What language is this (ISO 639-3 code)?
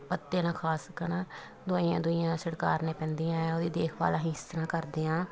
pan